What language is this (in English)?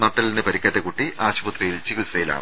Malayalam